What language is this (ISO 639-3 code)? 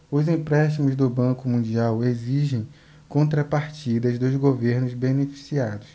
por